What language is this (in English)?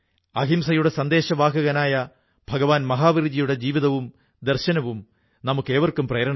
Malayalam